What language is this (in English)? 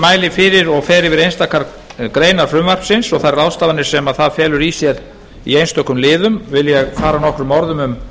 Icelandic